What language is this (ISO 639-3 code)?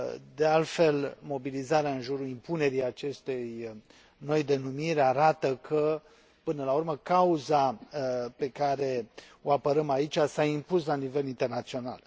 ron